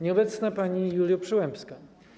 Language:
Polish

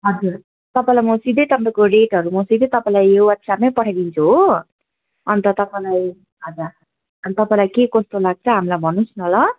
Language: Nepali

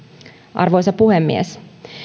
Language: Finnish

